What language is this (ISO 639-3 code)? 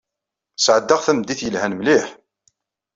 kab